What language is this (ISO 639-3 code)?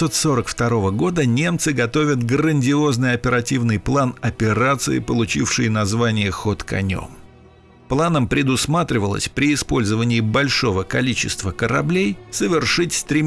rus